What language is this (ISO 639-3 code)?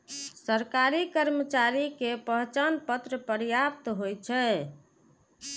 mai